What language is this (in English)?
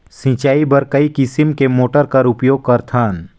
Chhattisgarhi